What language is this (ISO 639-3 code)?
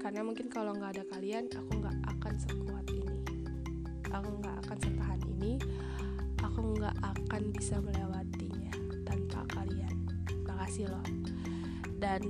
ind